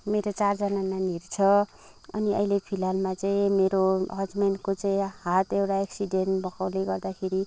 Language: Nepali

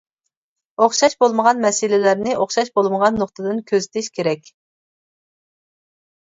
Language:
Uyghur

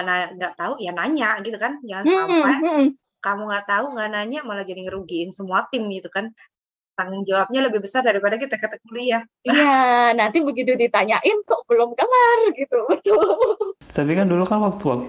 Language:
Indonesian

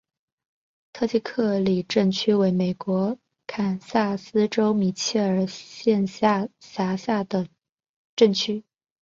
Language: Chinese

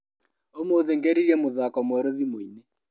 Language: Kikuyu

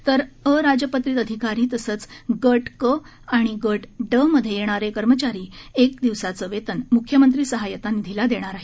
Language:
Marathi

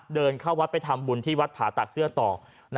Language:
Thai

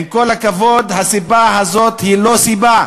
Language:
Hebrew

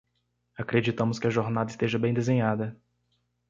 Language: Portuguese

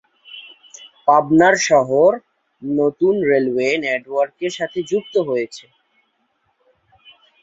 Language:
Bangla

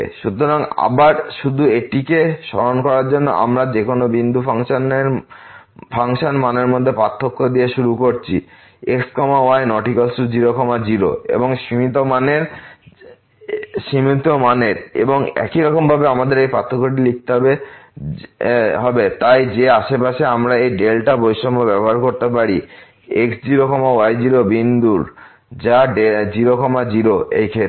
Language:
Bangla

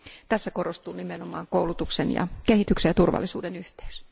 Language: Finnish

